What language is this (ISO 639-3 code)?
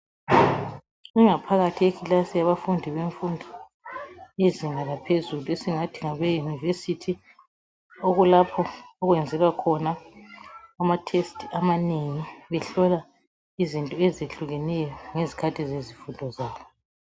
nde